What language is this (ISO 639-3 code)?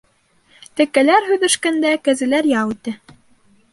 bak